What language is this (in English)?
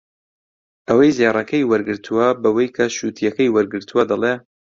Central Kurdish